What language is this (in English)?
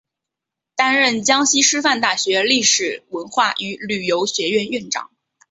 Chinese